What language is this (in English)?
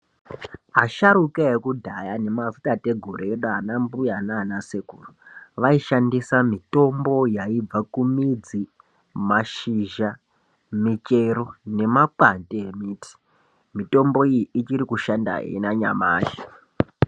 Ndau